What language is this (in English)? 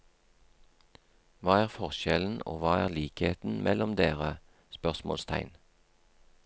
Norwegian